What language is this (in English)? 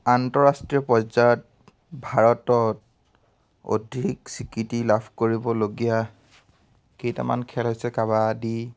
Assamese